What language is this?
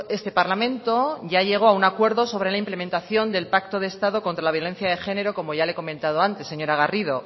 Spanish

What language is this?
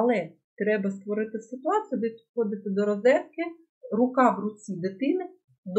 Ukrainian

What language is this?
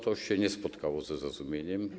Polish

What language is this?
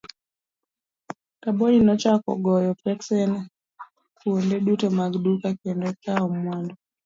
Luo (Kenya and Tanzania)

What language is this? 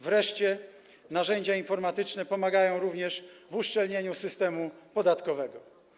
Polish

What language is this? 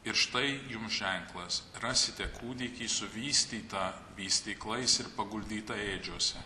Lithuanian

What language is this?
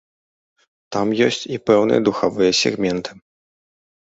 Belarusian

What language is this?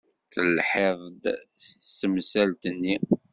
Kabyle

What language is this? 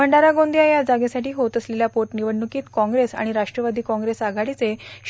Marathi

